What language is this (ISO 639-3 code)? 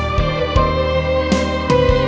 ind